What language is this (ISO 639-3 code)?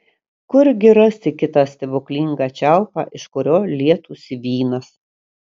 lit